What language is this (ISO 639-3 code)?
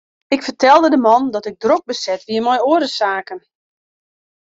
fry